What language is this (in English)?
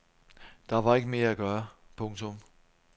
Danish